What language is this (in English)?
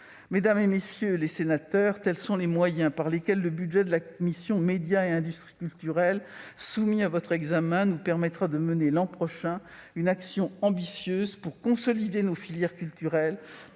French